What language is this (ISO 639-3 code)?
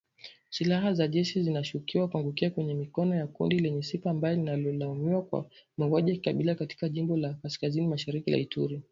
swa